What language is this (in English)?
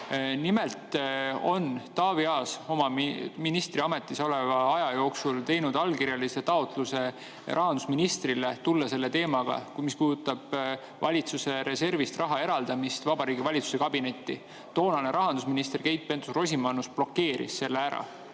Estonian